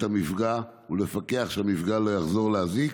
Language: Hebrew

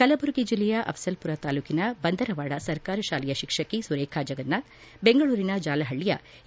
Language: Kannada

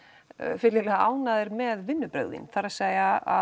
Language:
Icelandic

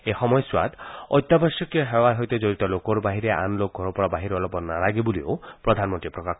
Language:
Assamese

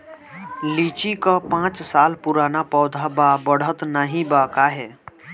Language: Bhojpuri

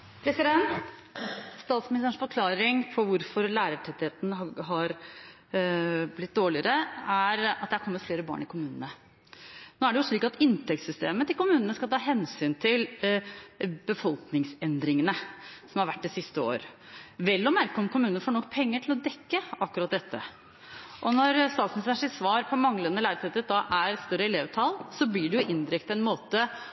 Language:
Norwegian Bokmål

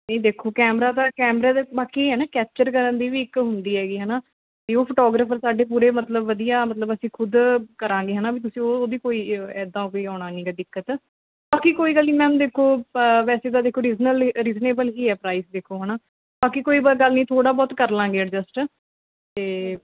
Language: Punjabi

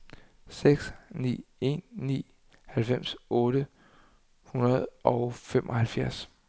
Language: Danish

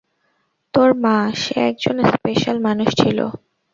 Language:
Bangla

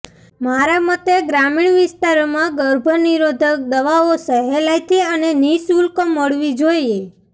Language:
Gujarati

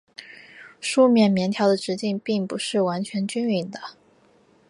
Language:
Chinese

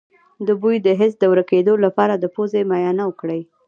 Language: Pashto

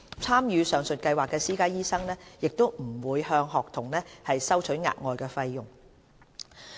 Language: Cantonese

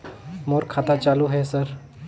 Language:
Chhattisgarhi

